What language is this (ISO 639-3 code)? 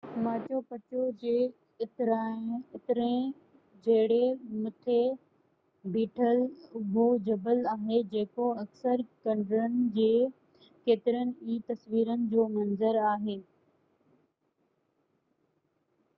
snd